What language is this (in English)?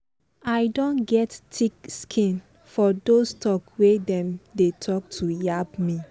Nigerian Pidgin